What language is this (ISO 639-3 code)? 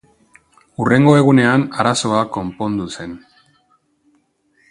eus